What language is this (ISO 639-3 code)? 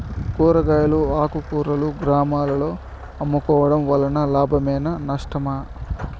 tel